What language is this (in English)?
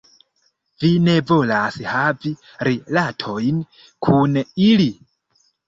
Esperanto